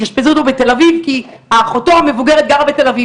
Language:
Hebrew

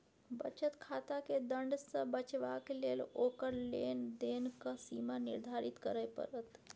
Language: Maithili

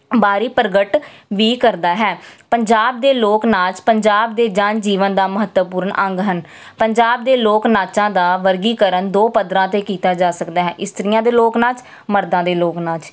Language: Punjabi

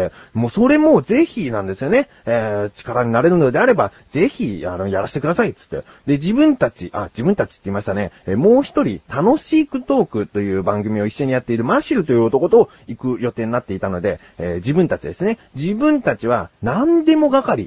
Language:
Japanese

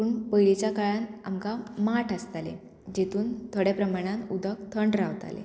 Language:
Konkani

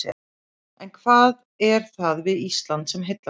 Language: Icelandic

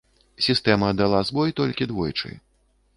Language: Belarusian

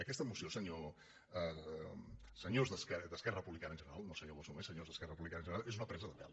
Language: Catalan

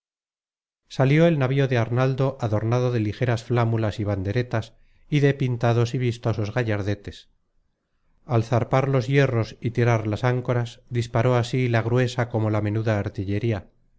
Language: Spanish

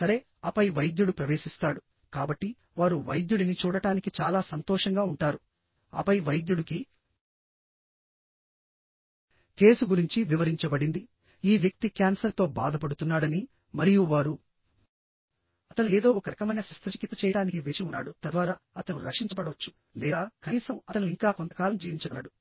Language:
Telugu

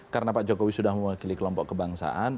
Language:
Indonesian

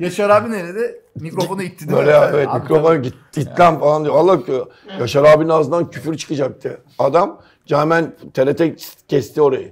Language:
Turkish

